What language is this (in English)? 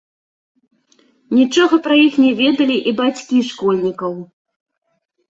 Belarusian